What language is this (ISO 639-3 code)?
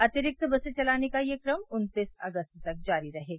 hin